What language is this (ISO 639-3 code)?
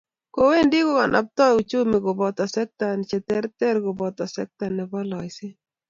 kln